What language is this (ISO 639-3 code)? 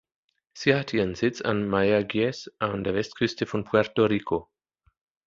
deu